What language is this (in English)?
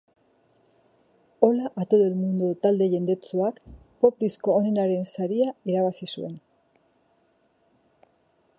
Basque